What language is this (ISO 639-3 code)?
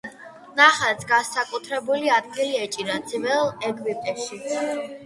kat